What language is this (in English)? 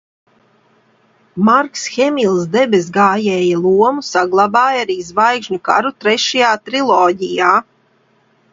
Latvian